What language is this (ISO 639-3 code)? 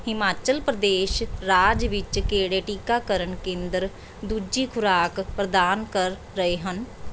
pan